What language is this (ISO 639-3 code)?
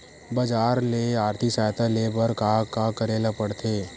hne